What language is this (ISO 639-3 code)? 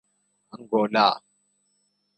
urd